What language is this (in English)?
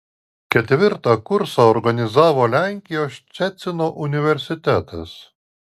Lithuanian